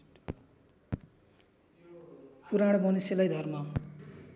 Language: Nepali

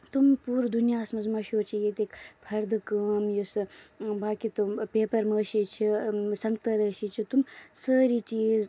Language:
Kashmiri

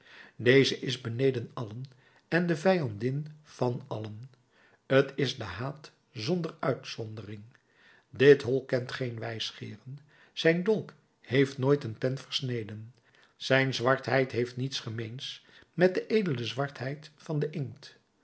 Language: Dutch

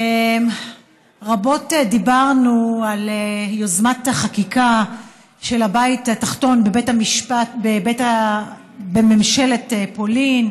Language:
Hebrew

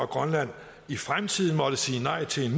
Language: Danish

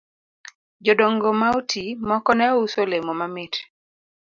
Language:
Luo (Kenya and Tanzania)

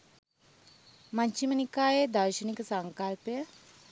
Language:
Sinhala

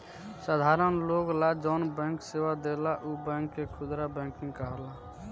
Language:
Bhojpuri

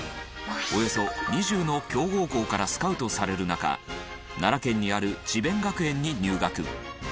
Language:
Japanese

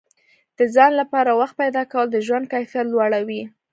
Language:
Pashto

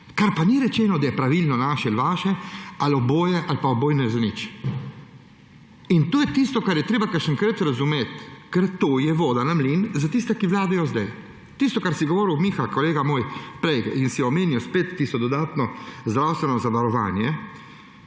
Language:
Slovenian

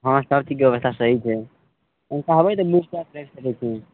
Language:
Maithili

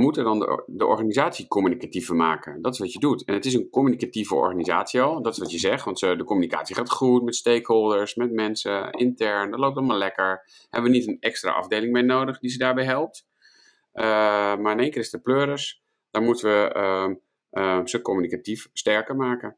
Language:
Dutch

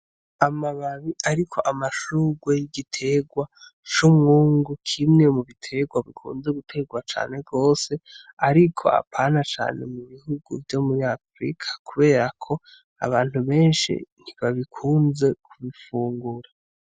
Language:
Rundi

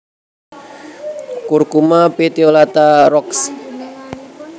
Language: Javanese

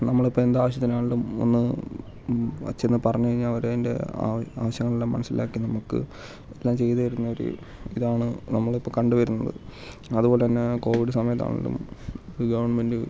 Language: Malayalam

